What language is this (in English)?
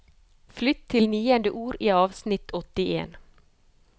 Norwegian